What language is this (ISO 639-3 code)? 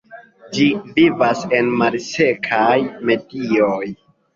epo